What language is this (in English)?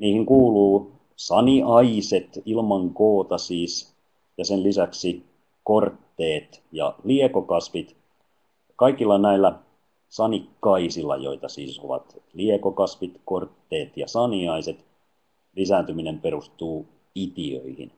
Finnish